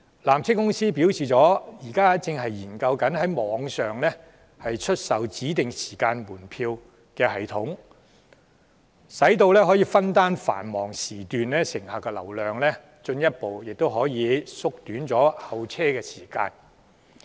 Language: Cantonese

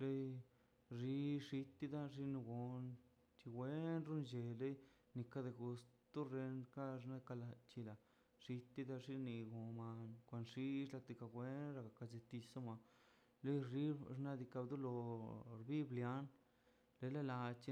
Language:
Mazaltepec Zapotec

